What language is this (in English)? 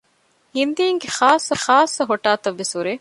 Divehi